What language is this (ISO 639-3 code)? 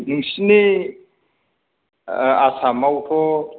brx